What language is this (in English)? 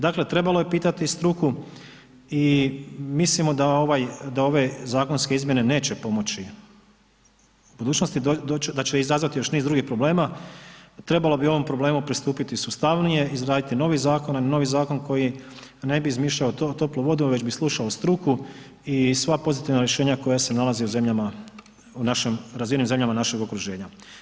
Croatian